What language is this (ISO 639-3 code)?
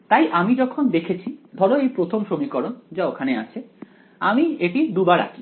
ben